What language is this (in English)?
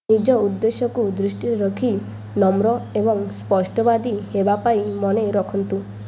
Odia